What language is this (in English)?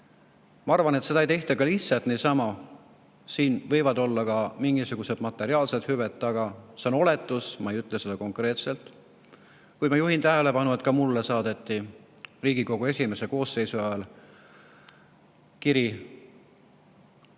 Estonian